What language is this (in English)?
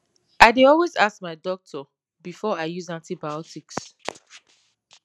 Nigerian Pidgin